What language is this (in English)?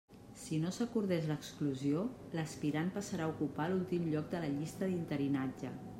Catalan